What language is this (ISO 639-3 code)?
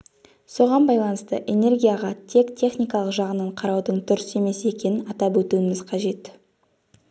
kaz